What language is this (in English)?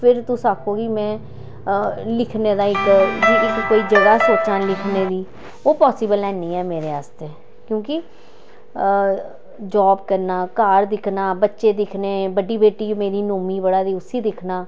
Dogri